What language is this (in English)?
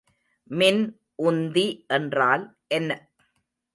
Tamil